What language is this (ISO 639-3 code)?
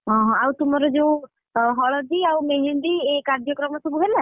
ori